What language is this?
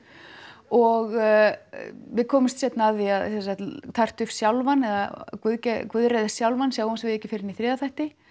Icelandic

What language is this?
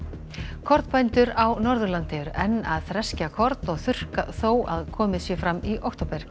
Icelandic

